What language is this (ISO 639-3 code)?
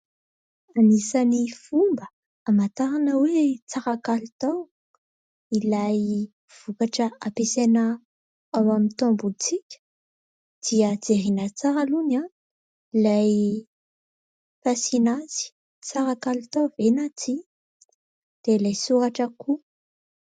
mlg